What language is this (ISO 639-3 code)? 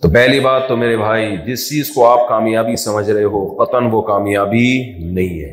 urd